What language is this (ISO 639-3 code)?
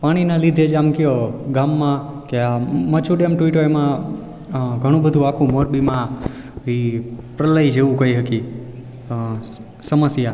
guj